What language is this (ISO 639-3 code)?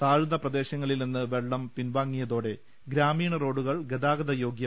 mal